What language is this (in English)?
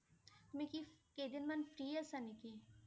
Assamese